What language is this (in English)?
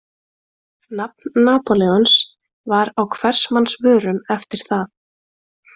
Icelandic